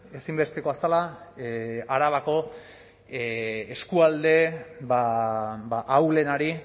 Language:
Basque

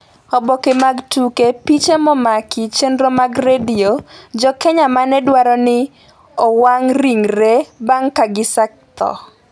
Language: Luo (Kenya and Tanzania)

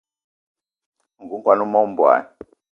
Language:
Eton (Cameroon)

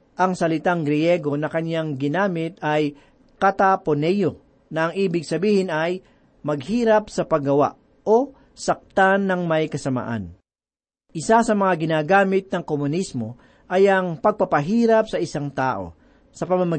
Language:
Filipino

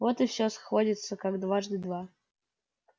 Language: Russian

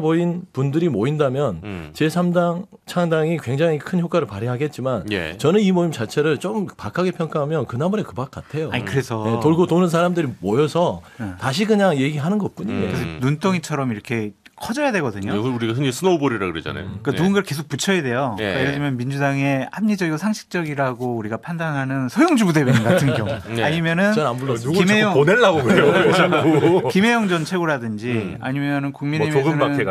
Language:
Korean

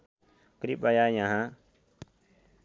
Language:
Nepali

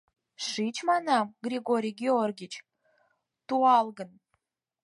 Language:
Mari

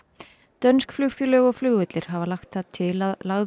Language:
Icelandic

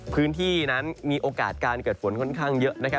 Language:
Thai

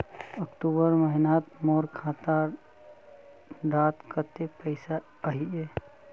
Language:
Magahi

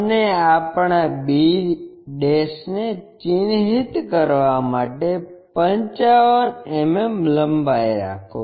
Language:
Gujarati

